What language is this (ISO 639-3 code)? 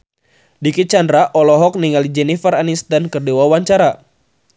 sun